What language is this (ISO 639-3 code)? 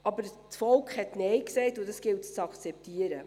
gsw